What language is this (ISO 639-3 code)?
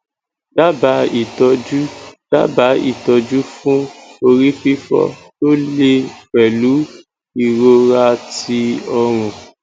yor